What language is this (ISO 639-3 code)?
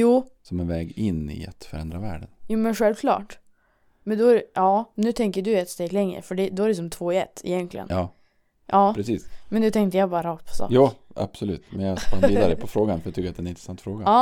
swe